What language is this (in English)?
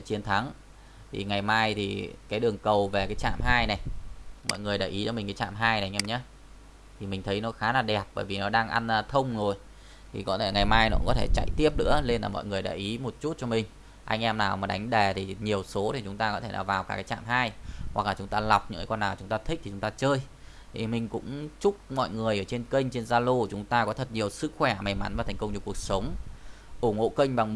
Vietnamese